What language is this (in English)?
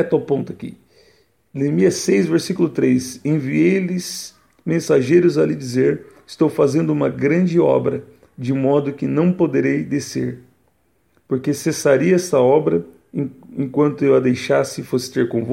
Portuguese